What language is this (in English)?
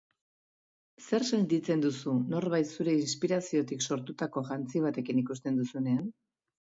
Basque